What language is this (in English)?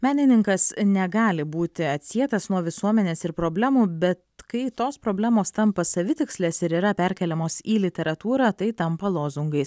Lithuanian